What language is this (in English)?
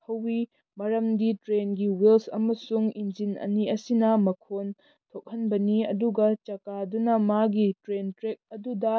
Manipuri